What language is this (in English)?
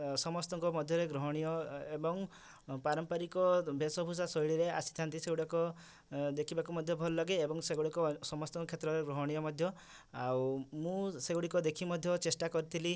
Odia